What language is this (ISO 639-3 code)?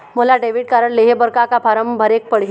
hne